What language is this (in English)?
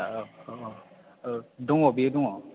Bodo